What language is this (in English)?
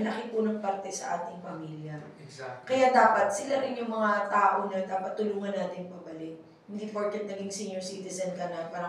Filipino